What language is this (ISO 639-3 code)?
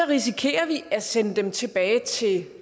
dan